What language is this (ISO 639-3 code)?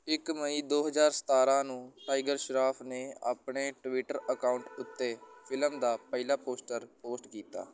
pan